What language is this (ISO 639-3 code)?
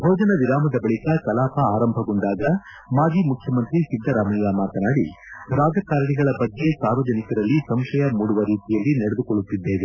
kan